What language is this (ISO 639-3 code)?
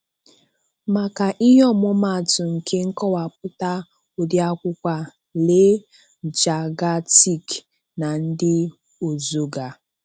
ibo